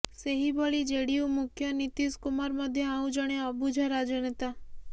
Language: Odia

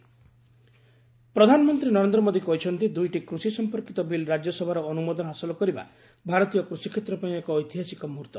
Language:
Odia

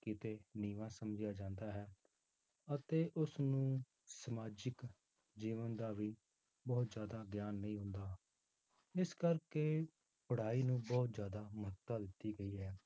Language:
Punjabi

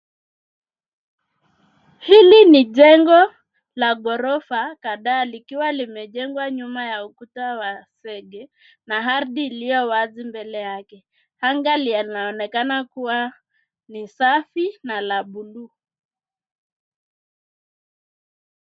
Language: Swahili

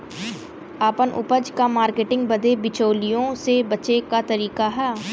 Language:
Bhojpuri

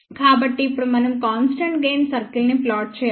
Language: Telugu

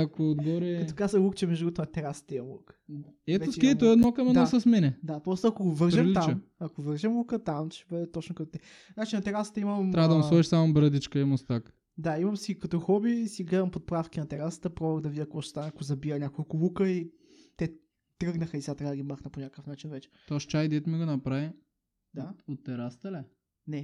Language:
Bulgarian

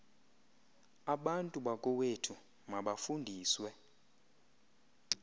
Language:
Xhosa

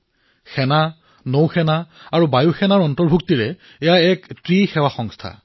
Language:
Assamese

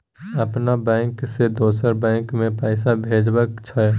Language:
Maithili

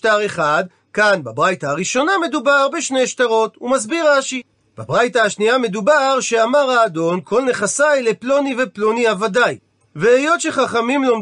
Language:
Hebrew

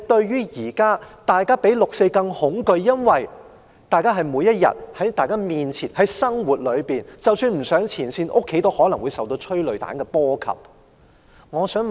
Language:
Cantonese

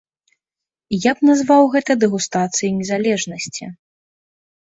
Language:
Belarusian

